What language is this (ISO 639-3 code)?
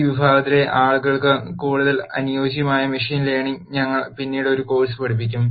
mal